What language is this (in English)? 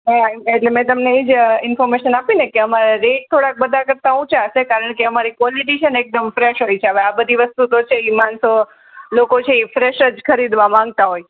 Gujarati